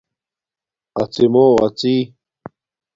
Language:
Domaaki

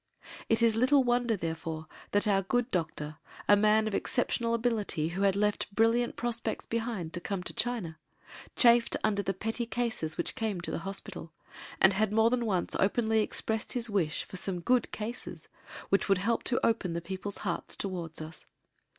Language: English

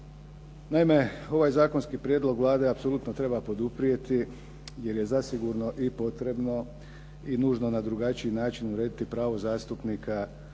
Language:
Croatian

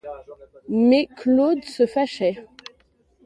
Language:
French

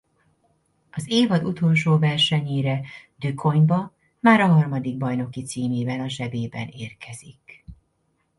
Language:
Hungarian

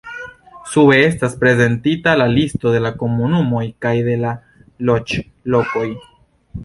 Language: Esperanto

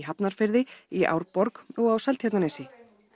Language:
Icelandic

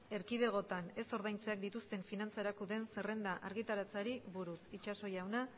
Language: Basque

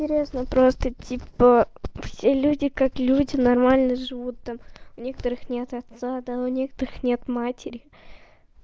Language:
Russian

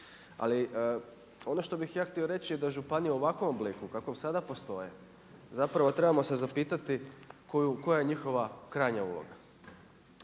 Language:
Croatian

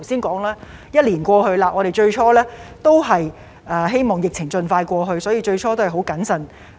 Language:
Cantonese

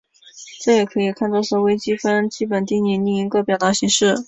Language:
Chinese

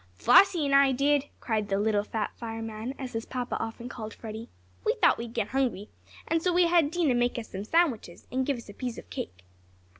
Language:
English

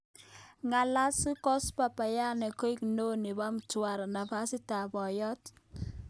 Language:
Kalenjin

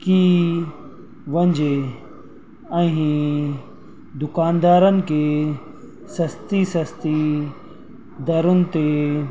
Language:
Sindhi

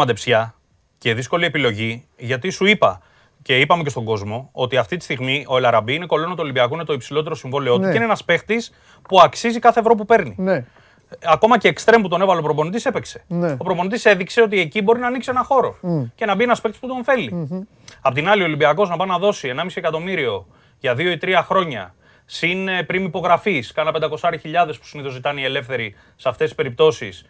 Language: Greek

